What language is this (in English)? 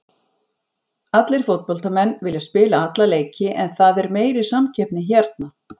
Icelandic